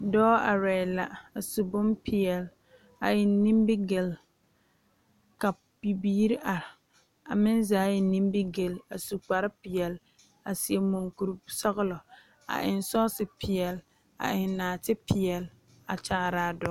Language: Southern Dagaare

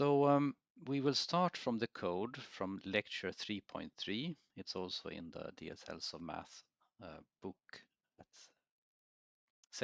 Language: English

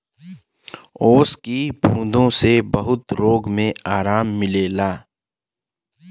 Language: Bhojpuri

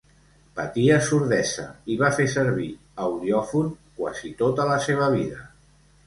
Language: Catalan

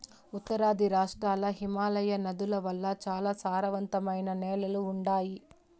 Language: Telugu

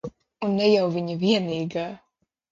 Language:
Latvian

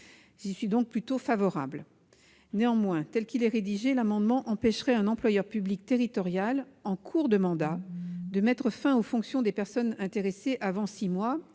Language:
French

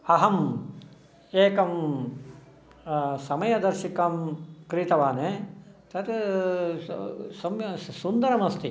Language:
Sanskrit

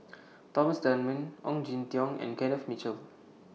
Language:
English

